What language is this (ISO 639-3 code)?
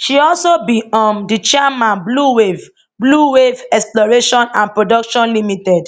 pcm